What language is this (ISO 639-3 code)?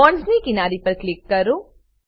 guj